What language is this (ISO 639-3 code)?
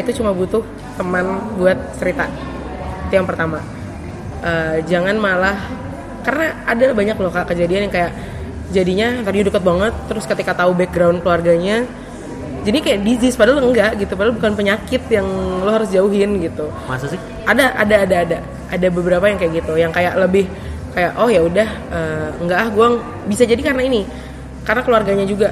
ind